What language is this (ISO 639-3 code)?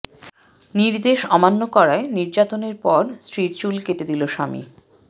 ben